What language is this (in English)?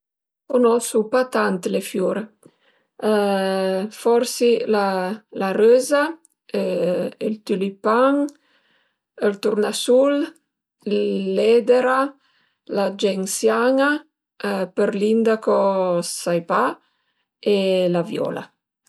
Piedmontese